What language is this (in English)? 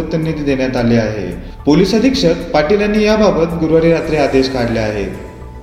Marathi